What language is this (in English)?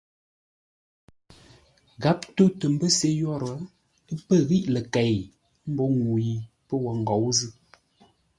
Ngombale